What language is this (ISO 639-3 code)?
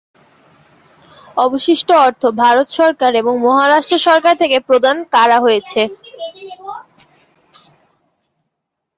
ben